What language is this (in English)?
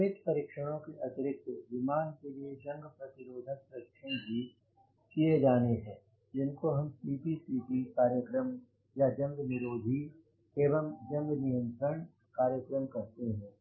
Hindi